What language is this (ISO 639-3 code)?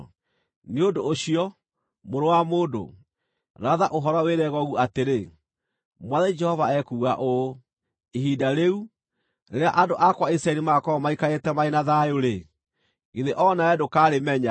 kik